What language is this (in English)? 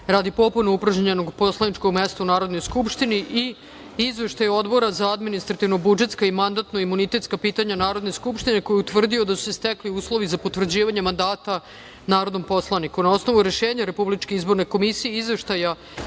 Serbian